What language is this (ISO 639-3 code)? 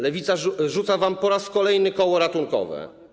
pol